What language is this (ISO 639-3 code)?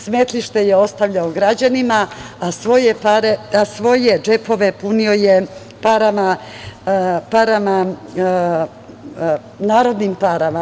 srp